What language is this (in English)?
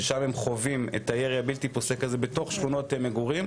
Hebrew